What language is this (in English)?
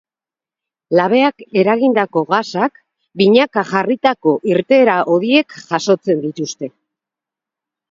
Basque